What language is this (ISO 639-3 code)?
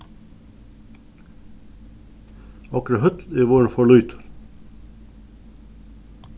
fao